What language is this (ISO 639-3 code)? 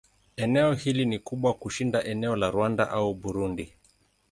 swa